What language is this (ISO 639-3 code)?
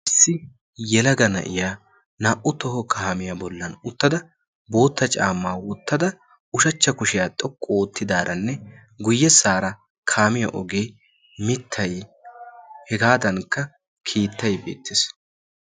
wal